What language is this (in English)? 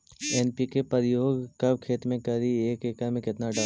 Magahi